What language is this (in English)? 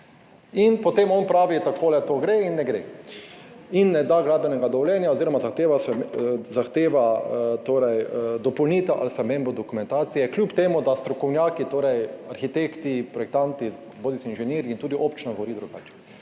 Slovenian